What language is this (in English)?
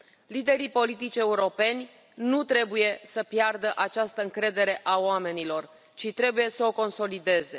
Romanian